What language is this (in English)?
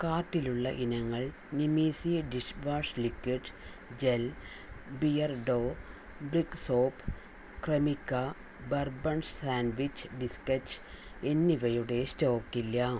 Malayalam